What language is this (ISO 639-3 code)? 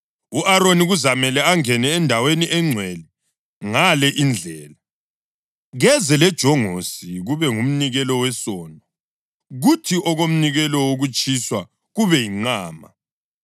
nde